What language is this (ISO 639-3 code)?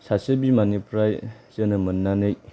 brx